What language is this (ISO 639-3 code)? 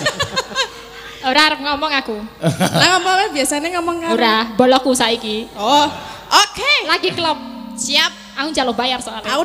ind